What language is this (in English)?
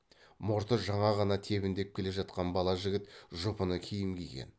Kazakh